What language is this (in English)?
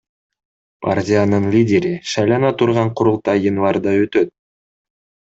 Kyrgyz